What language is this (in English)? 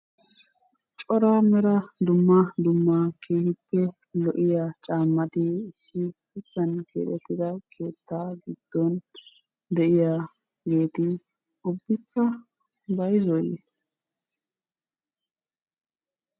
Wolaytta